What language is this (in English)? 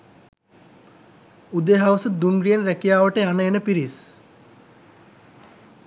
Sinhala